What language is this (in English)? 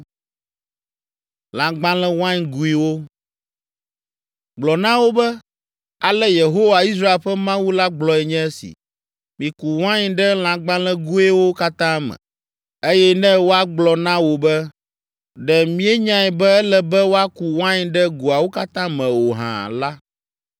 Ewe